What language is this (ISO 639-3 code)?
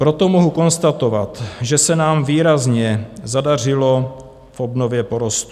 ces